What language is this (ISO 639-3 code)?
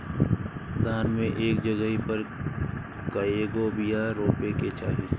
bho